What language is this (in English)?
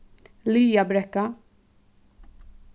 Faroese